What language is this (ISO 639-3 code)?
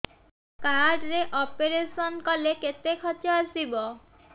ori